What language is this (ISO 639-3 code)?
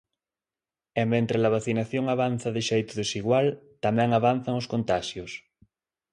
glg